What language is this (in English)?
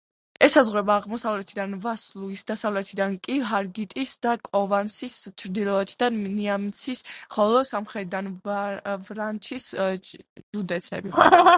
Georgian